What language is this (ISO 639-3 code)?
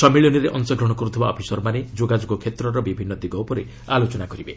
ori